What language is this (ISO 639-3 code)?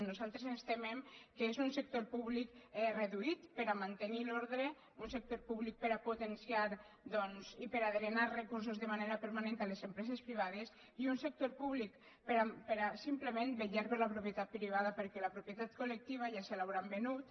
cat